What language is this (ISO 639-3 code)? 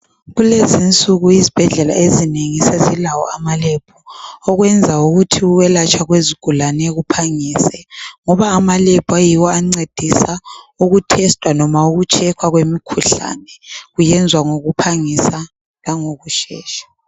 nde